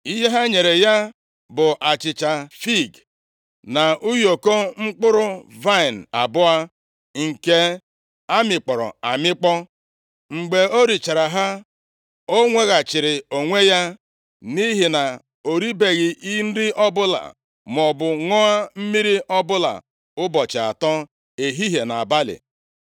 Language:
Igbo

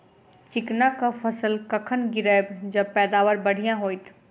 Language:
Maithili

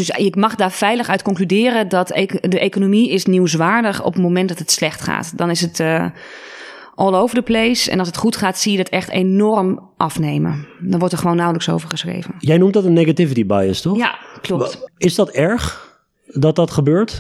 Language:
Dutch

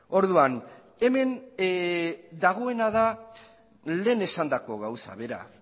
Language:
Basque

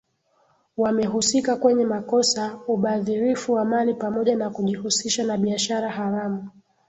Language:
Swahili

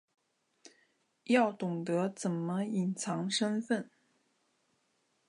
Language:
Chinese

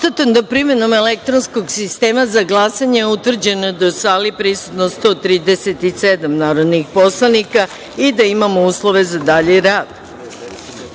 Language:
Serbian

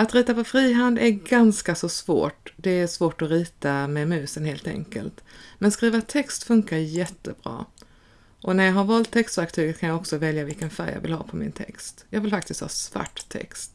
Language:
Swedish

